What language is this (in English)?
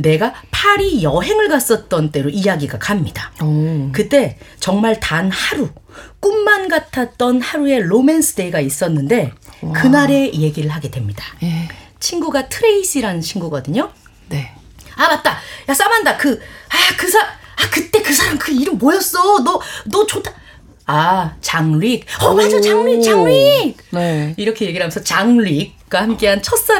Korean